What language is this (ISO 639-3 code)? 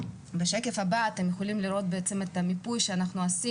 heb